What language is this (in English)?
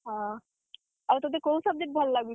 Odia